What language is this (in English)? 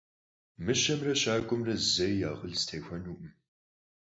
Kabardian